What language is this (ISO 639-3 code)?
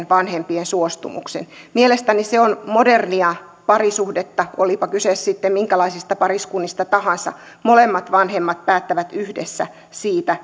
fin